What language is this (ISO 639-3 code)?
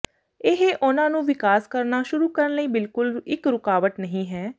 pan